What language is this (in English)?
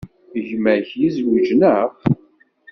Kabyle